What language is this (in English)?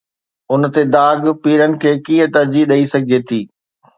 Sindhi